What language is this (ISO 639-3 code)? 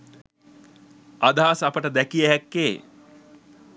sin